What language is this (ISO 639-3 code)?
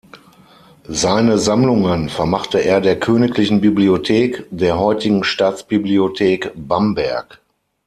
deu